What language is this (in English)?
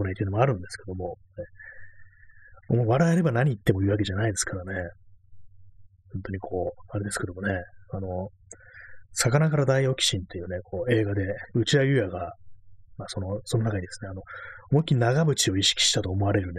Japanese